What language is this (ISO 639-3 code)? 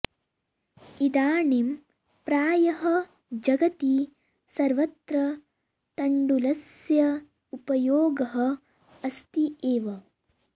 san